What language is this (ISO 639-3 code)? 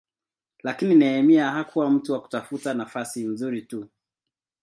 swa